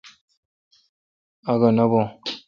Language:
Kalkoti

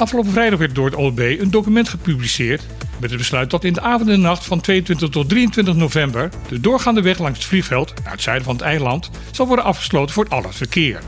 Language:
Dutch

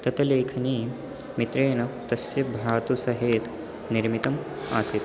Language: Sanskrit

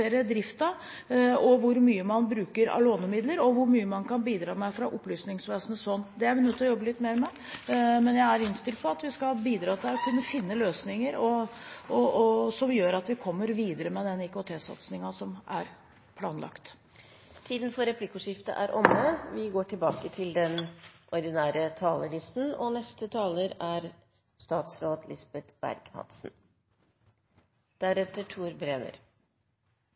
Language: Norwegian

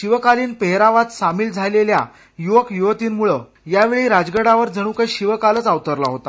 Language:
Marathi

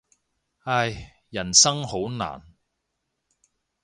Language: Cantonese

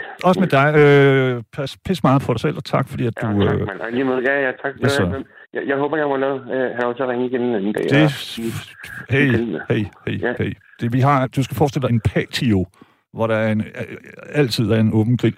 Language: Danish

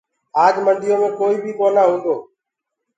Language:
Gurgula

